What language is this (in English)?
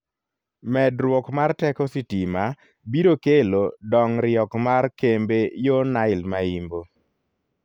Luo (Kenya and Tanzania)